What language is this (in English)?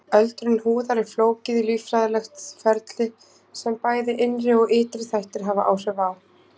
Icelandic